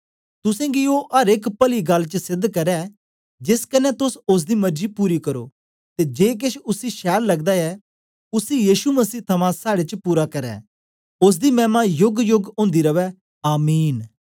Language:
Dogri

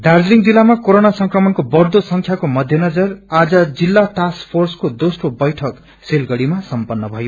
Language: Nepali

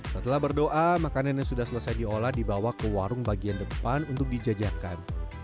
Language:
Indonesian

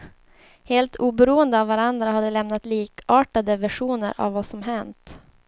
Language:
Swedish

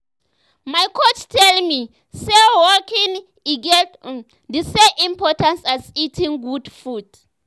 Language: Nigerian Pidgin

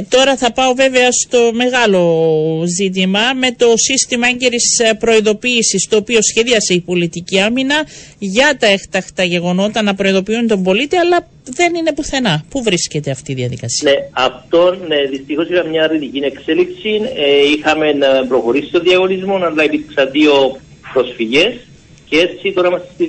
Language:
Greek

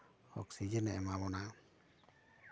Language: Santali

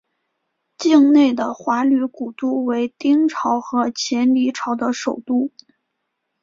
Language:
Chinese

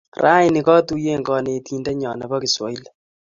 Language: Kalenjin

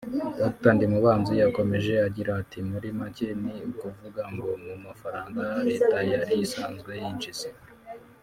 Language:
Kinyarwanda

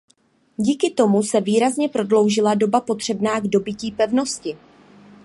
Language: Czech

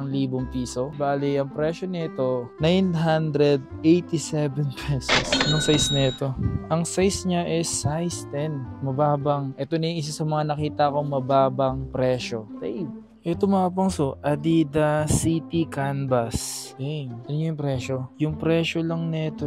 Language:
Filipino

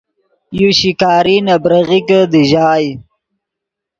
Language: Yidgha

